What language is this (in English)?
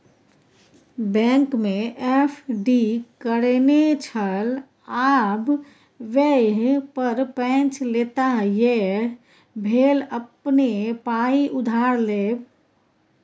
Maithili